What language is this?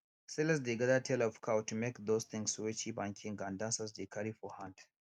Nigerian Pidgin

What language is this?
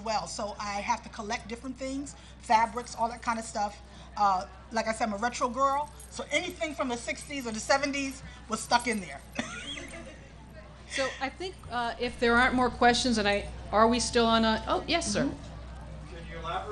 English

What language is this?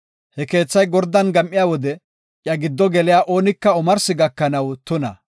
Gofa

